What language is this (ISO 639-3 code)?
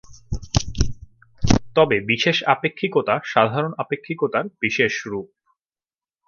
ben